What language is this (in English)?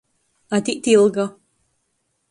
Latgalian